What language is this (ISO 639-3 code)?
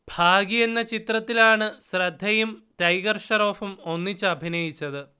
mal